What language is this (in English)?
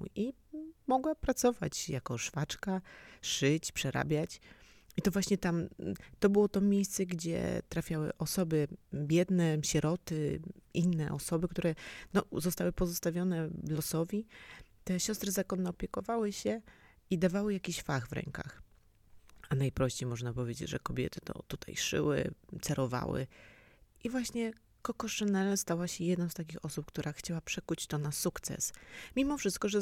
Polish